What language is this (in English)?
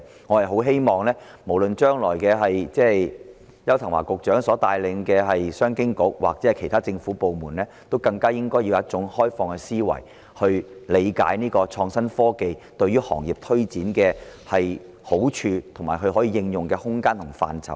Cantonese